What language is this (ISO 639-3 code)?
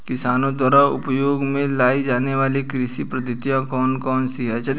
hin